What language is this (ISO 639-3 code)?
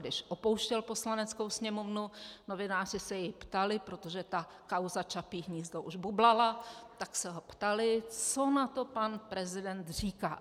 ces